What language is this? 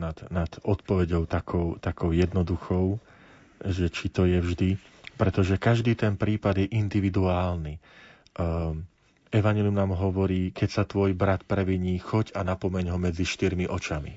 Slovak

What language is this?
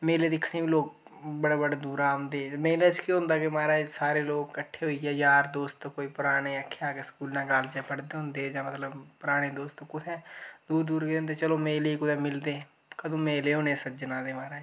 Dogri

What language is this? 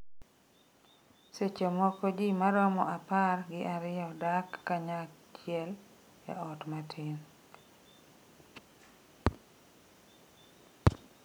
Luo (Kenya and Tanzania)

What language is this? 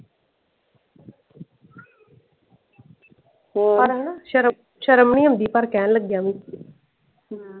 Punjabi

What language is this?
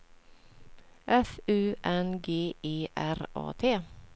Swedish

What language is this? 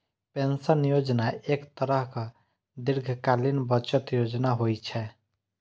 Maithili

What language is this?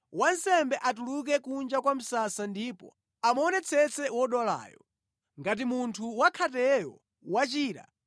Nyanja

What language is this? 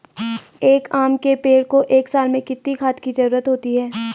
Hindi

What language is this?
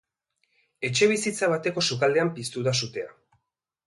Basque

